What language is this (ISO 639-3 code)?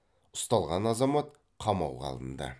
kaz